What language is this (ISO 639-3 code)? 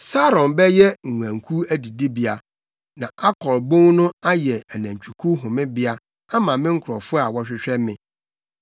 aka